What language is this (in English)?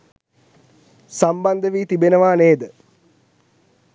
Sinhala